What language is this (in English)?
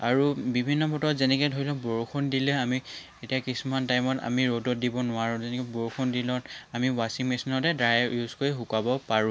Assamese